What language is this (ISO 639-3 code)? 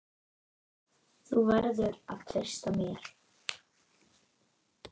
isl